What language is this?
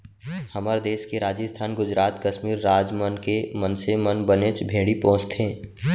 Chhattisgarhi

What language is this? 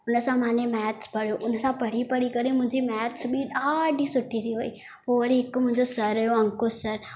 Sindhi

